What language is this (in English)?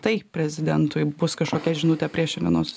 Lithuanian